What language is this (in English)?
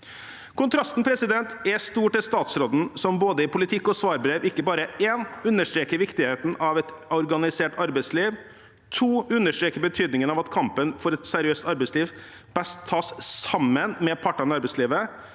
Norwegian